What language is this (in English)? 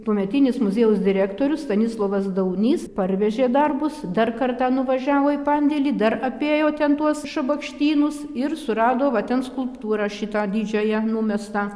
Lithuanian